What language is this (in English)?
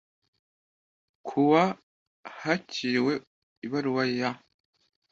Kinyarwanda